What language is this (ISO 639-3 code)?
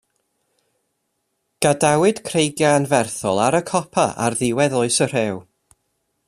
cym